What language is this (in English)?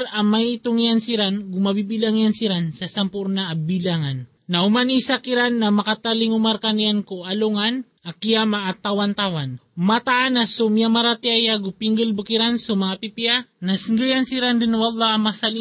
Filipino